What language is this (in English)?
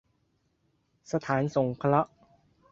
Thai